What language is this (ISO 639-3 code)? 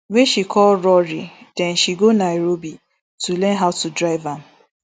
pcm